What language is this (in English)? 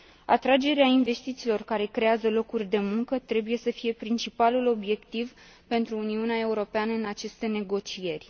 Romanian